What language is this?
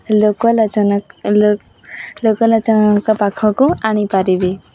Odia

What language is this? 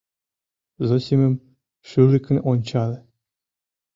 Mari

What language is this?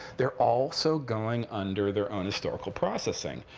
English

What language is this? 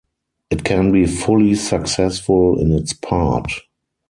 English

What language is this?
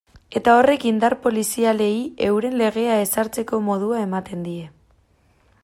Basque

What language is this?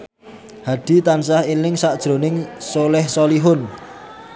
Javanese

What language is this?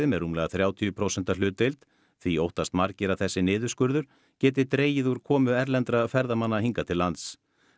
Icelandic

